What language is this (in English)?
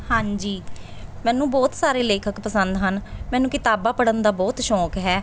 Punjabi